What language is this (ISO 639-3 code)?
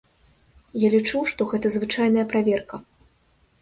bel